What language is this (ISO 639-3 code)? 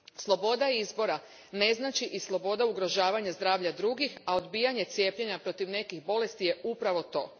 hrv